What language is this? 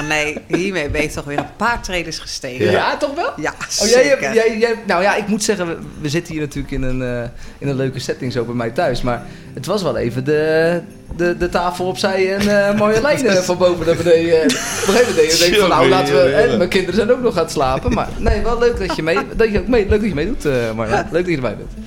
Dutch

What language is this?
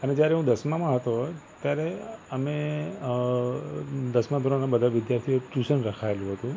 Gujarati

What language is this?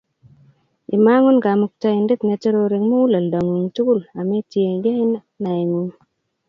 Kalenjin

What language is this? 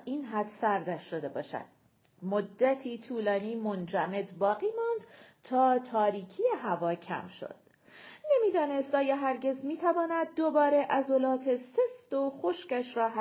Persian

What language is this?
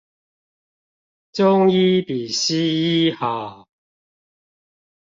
Chinese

